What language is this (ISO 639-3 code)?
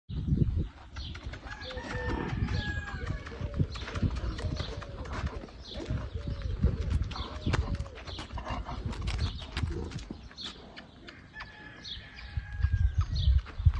spa